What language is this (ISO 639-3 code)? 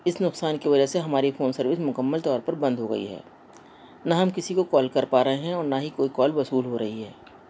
urd